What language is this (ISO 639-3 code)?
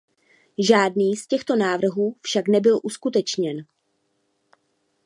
ces